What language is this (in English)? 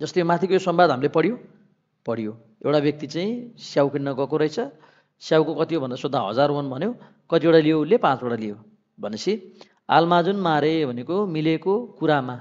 Korean